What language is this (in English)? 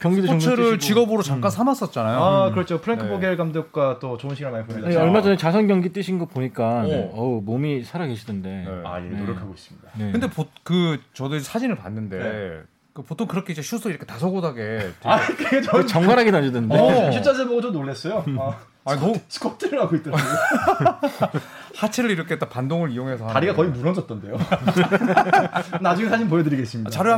Korean